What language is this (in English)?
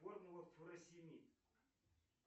Russian